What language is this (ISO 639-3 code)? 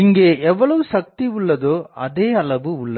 tam